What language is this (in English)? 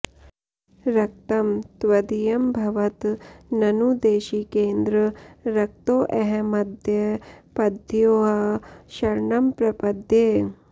Sanskrit